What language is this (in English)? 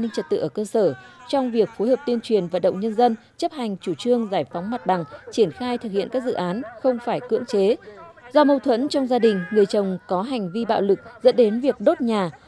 Vietnamese